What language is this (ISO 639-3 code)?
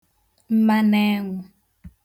ibo